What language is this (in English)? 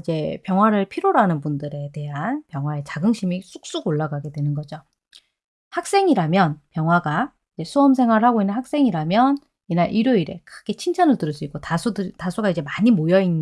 Korean